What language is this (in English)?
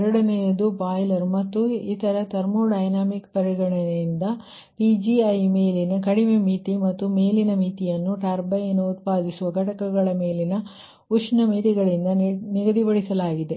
Kannada